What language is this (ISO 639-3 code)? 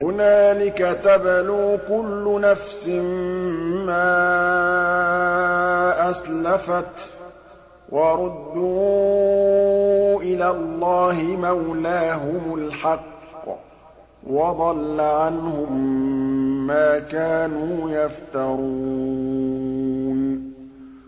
ara